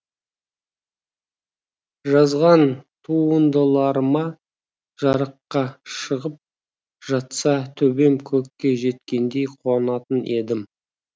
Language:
Kazakh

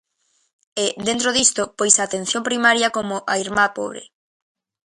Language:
Galician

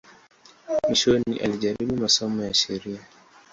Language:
Swahili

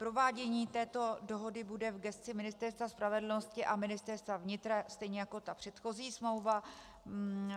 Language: Czech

